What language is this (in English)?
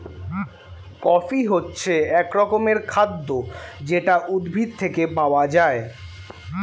Bangla